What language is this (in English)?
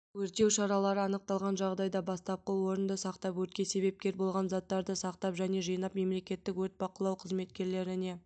Kazakh